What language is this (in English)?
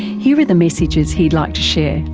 English